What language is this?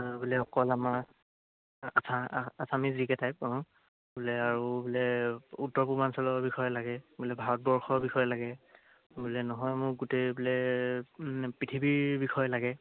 Assamese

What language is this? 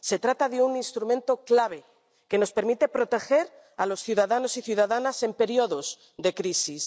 Spanish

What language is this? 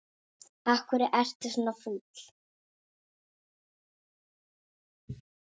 Icelandic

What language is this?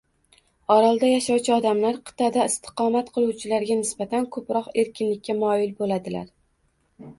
Uzbek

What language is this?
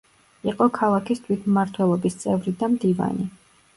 Georgian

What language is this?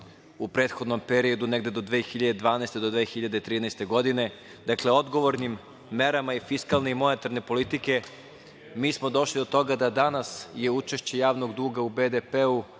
Serbian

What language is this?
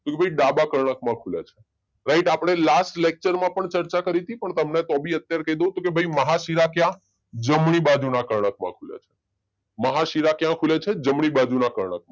Gujarati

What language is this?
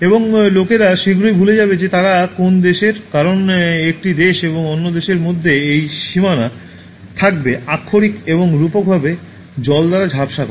Bangla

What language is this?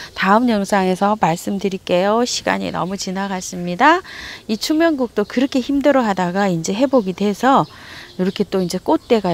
Korean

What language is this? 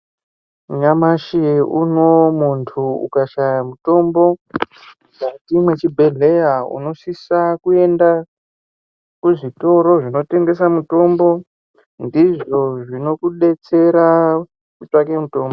Ndau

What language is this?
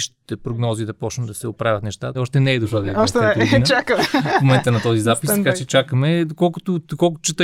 Bulgarian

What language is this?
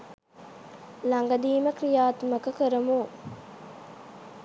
Sinhala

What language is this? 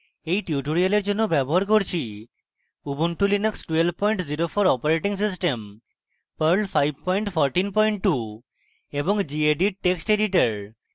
Bangla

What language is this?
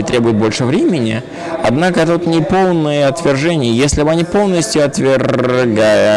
Russian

